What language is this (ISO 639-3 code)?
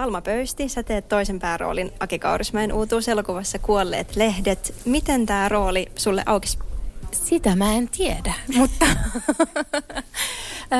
fin